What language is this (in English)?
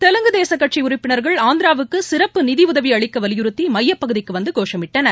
Tamil